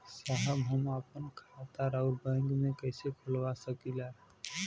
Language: Bhojpuri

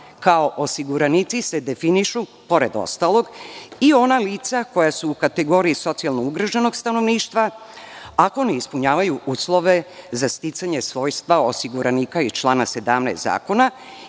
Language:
Serbian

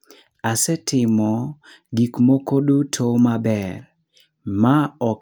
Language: Luo (Kenya and Tanzania)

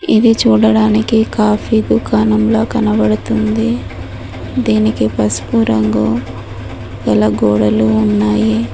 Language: Telugu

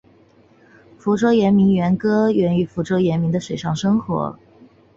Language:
Chinese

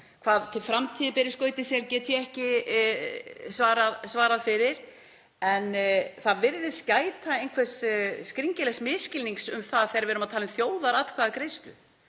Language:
Icelandic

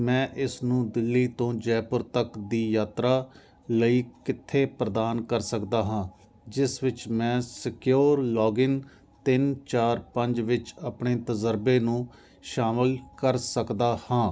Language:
Punjabi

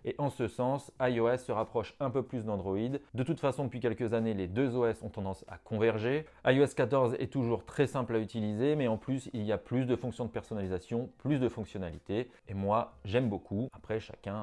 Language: French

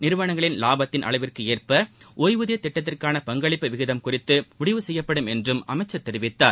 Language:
Tamil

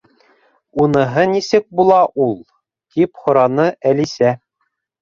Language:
Bashkir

